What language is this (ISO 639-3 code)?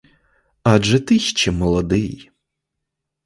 ukr